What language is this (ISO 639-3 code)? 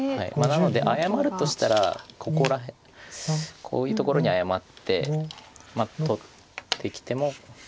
jpn